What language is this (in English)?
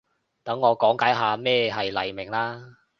Cantonese